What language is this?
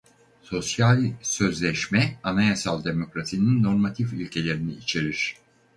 Turkish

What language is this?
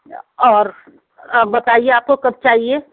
Urdu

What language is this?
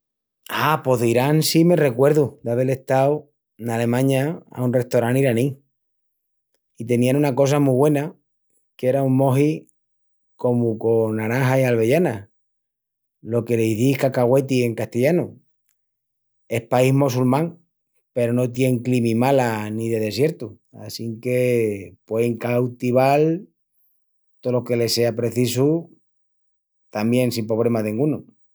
Extremaduran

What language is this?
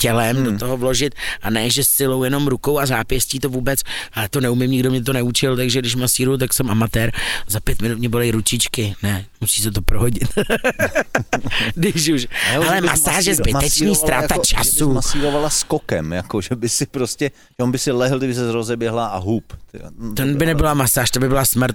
Czech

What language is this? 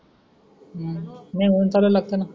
Marathi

